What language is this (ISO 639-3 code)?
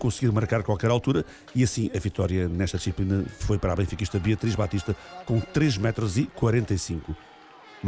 por